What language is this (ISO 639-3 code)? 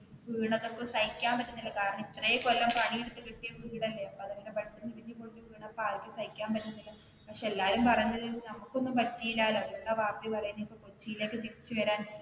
mal